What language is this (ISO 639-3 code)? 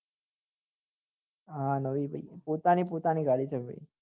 guj